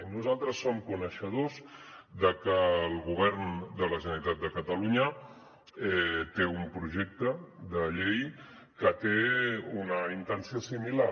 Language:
Catalan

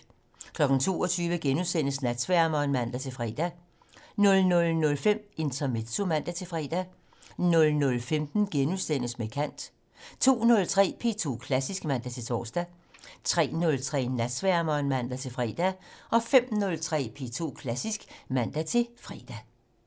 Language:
Danish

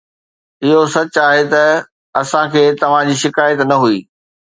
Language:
Sindhi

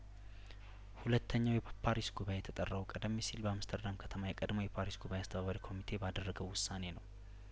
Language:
Amharic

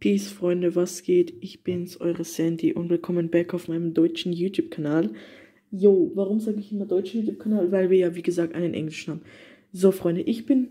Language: German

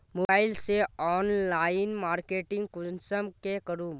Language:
Magahi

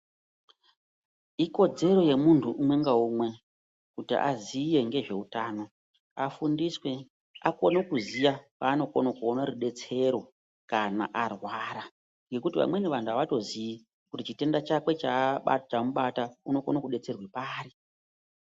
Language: Ndau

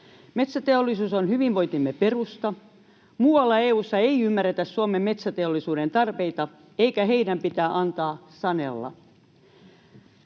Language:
Finnish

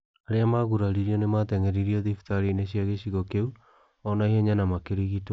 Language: Kikuyu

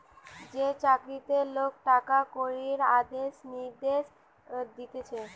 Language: Bangla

